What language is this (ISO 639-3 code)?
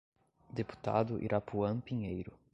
por